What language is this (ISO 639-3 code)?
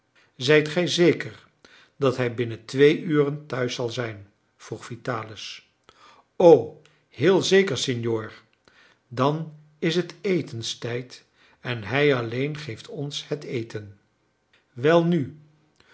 nld